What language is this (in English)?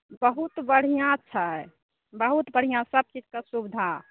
Maithili